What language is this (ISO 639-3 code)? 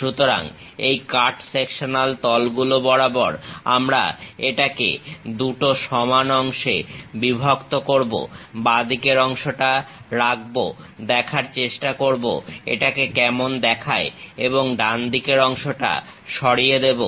ben